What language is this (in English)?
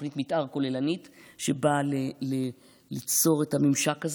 Hebrew